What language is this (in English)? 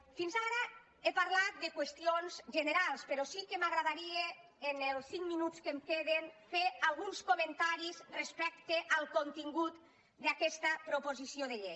Catalan